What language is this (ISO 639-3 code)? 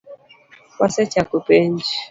luo